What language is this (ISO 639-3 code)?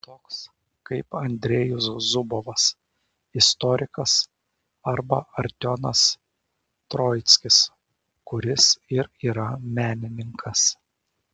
lit